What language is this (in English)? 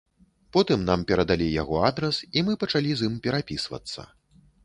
Belarusian